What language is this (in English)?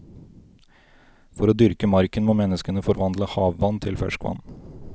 Norwegian